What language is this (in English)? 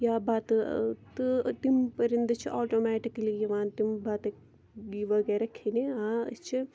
Kashmiri